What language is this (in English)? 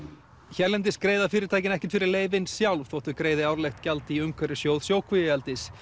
Icelandic